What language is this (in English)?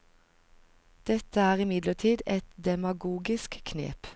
Norwegian